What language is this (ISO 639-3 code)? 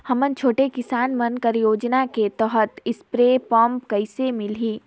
hne